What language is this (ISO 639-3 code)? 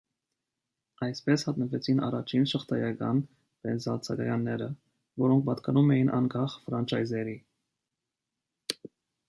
hye